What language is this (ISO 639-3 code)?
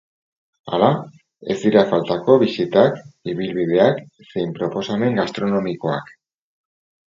eus